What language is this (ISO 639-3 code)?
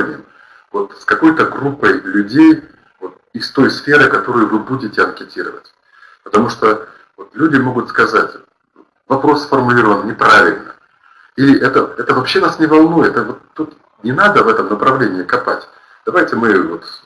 rus